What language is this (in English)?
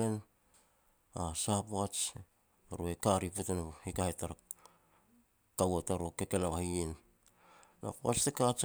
Petats